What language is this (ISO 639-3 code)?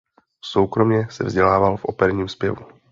ces